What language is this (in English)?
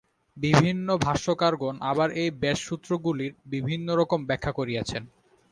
Bangla